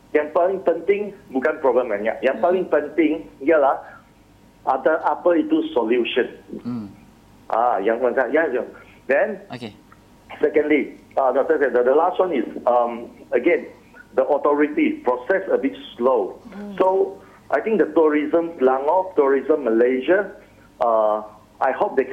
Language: Malay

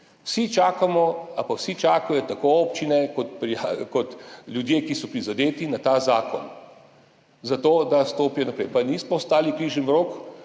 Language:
Slovenian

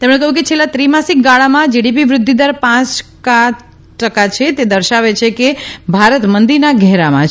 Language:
Gujarati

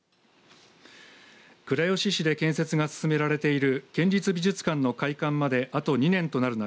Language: Japanese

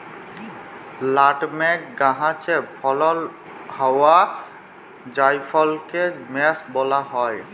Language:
Bangla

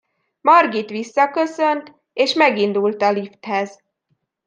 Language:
Hungarian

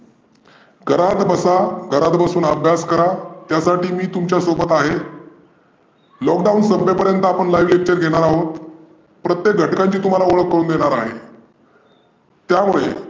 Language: Marathi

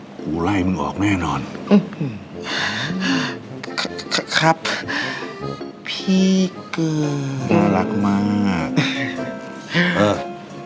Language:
Thai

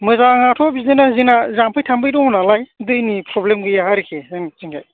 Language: Bodo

